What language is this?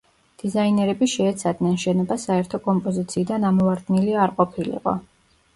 Georgian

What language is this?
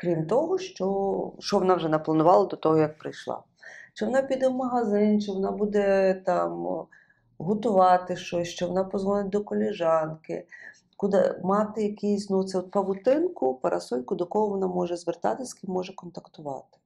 Ukrainian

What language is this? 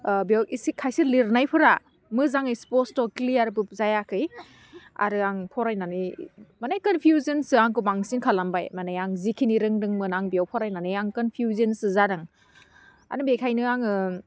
Bodo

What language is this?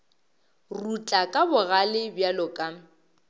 Northern Sotho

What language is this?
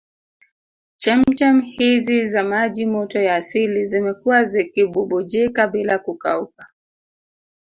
Swahili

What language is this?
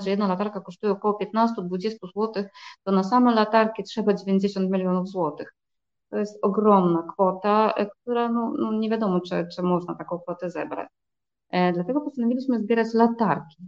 Polish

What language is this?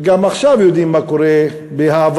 Hebrew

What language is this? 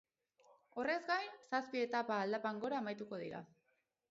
Basque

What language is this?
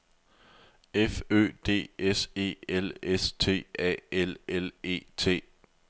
Danish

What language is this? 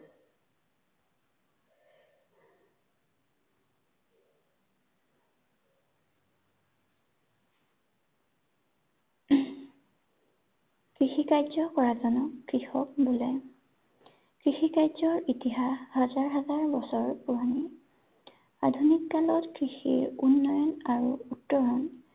Assamese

